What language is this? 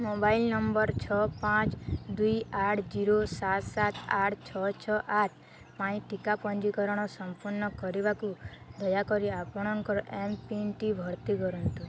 Odia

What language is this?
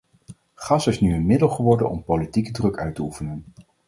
Dutch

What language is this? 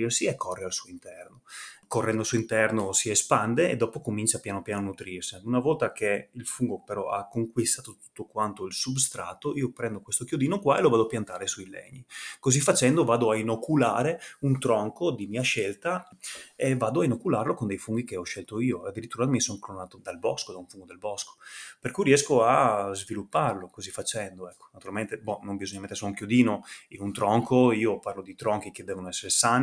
Italian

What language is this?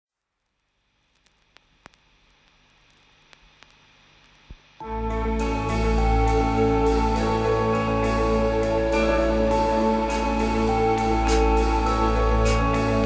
Ukrainian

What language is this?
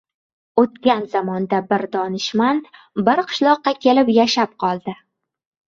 Uzbek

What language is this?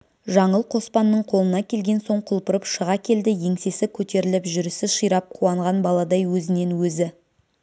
Kazakh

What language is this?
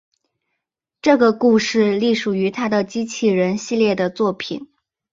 Chinese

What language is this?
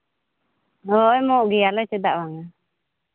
Santali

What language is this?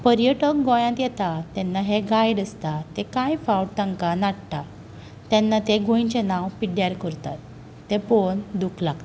Konkani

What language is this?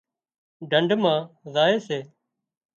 Wadiyara Koli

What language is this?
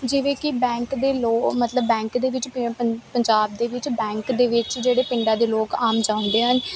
Punjabi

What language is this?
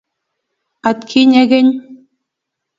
Kalenjin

